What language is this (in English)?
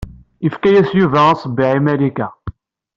Kabyle